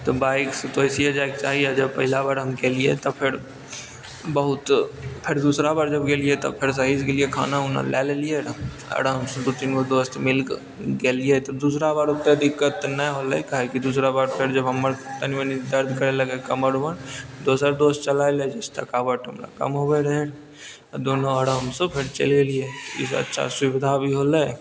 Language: Maithili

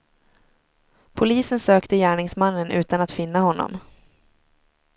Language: Swedish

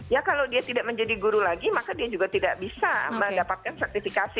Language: Indonesian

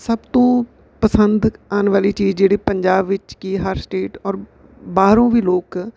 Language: Punjabi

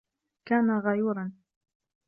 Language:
Arabic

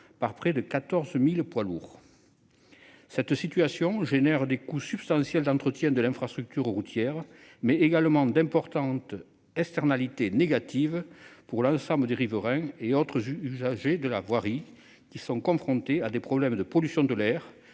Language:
French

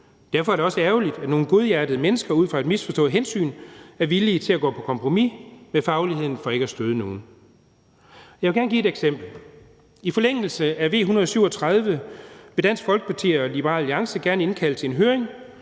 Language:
Danish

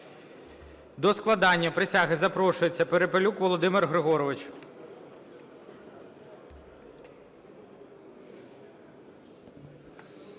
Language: Ukrainian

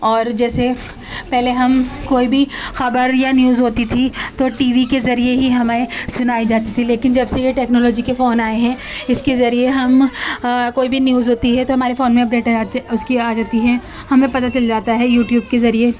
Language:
Urdu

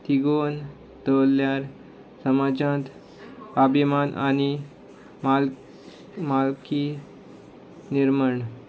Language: Konkani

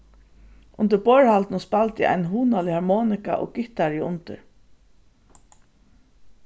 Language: Faroese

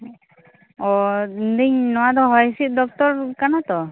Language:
Santali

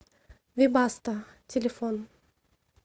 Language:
Russian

